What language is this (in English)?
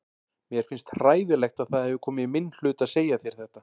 Icelandic